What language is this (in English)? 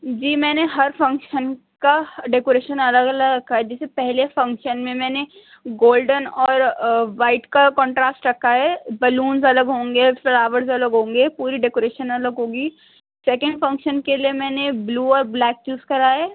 Urdu